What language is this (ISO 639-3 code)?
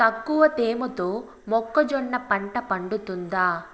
tel